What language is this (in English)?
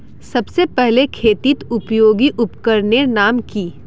Magahi